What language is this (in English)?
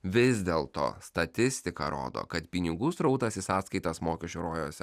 Lithuanian